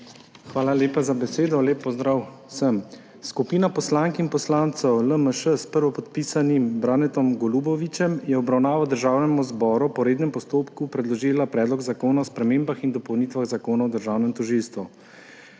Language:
Slovenian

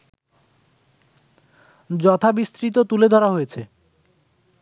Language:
Bangla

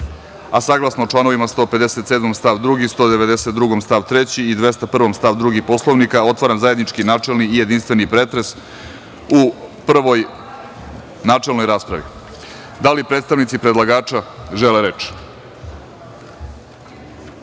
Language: Serbian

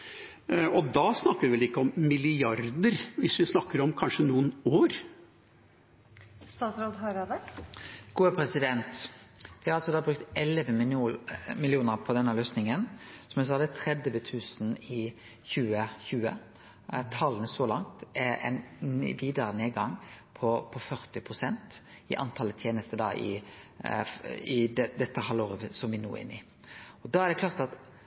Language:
Norwegian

